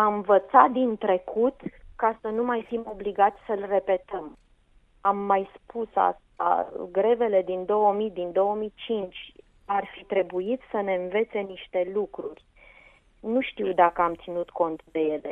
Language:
Romanian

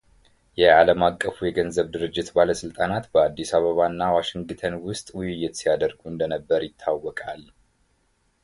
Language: Amharic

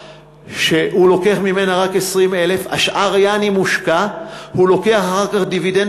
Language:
Hebrew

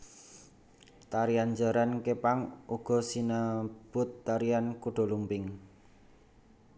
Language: Javanese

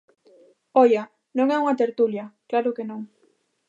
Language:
Galician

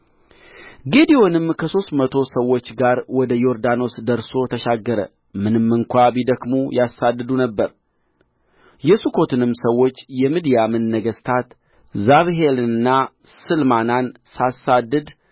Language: Amharic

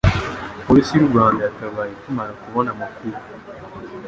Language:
Kinyarwanda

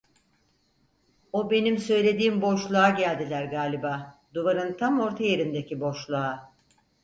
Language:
Turkish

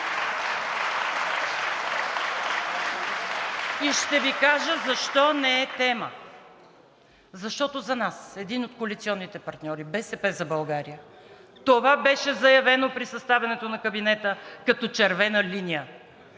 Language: Bulgarian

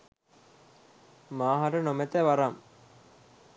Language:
Sinhala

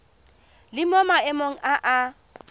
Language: Tswana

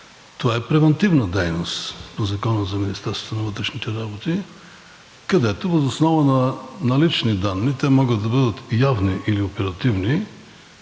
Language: Bulgarian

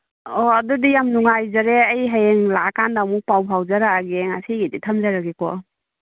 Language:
Manipuri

